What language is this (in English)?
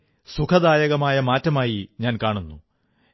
Malayalam